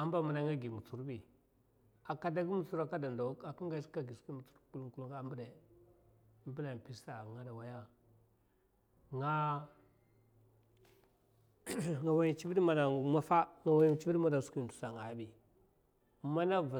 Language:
Mafa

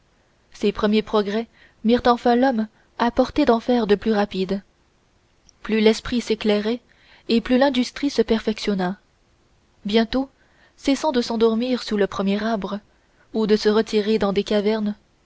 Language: French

